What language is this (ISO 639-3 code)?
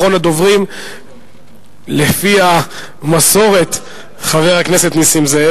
heb